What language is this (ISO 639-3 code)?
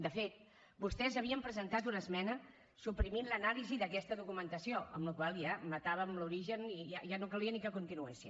cat